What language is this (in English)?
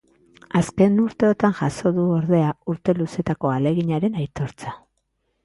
Basque